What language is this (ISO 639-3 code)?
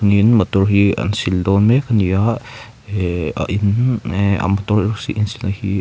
lus